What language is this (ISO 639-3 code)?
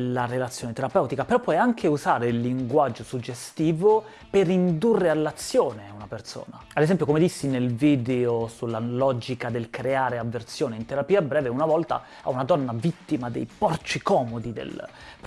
ita